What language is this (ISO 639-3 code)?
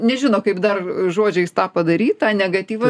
lit